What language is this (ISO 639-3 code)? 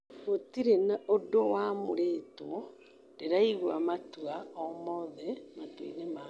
kik